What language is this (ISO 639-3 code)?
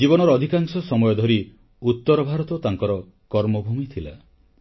ori